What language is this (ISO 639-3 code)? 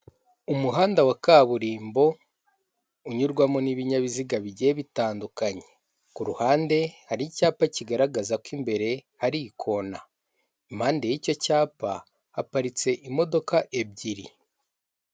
kin